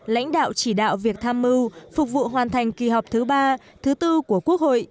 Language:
Vietnamese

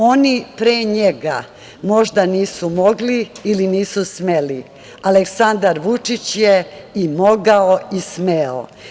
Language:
Serbian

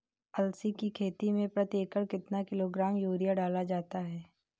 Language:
Hindi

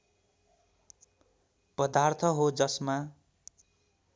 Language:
Nepali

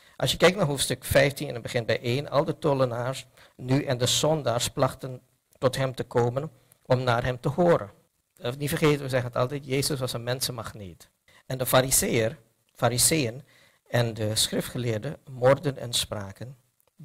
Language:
Dutch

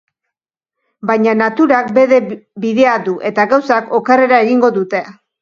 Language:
Basque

